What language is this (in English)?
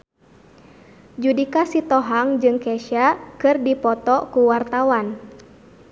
Sundanese